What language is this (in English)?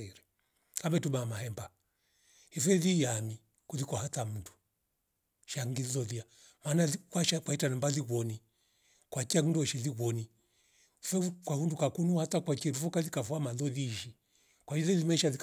Rombo